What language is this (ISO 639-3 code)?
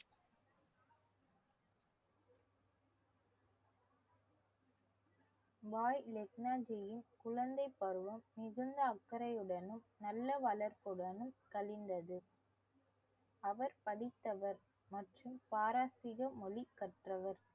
tam